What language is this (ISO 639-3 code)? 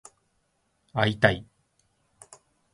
jpn